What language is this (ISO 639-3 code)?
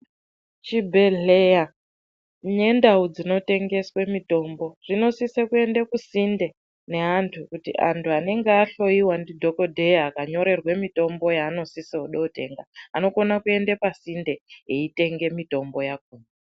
ndc